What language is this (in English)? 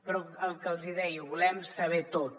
Catalan